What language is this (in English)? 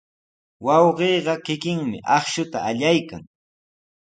Sihuas Ancash Quechua